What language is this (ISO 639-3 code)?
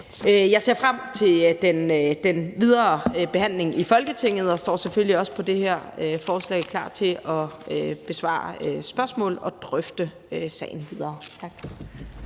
dan